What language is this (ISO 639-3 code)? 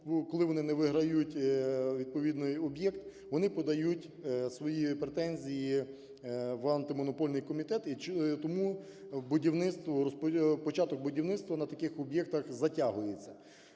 ukr